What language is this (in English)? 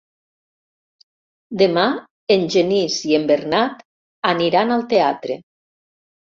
Catalan